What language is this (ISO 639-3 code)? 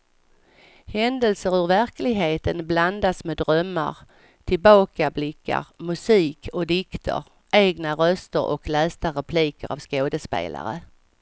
swe